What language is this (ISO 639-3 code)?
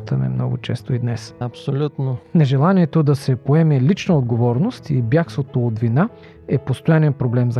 bul